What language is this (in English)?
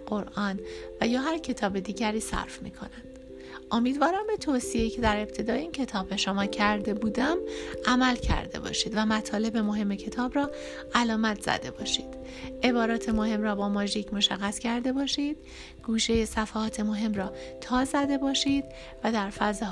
Persian